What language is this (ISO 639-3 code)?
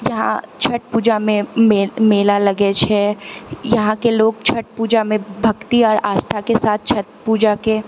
mai